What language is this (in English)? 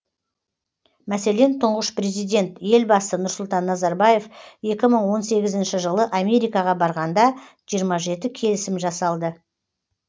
Kazakh